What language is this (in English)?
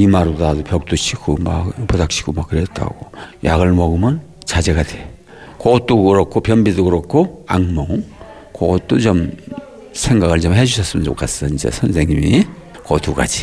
Korean